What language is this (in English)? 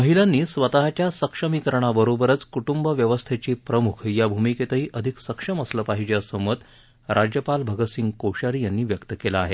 Marathi